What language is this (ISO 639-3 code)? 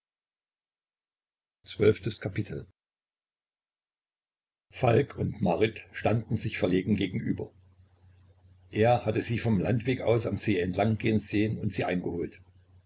deu